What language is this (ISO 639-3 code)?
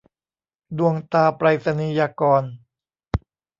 tha